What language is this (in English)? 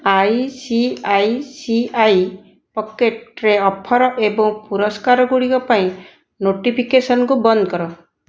Odia